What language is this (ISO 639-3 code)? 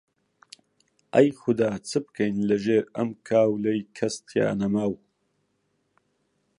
ckb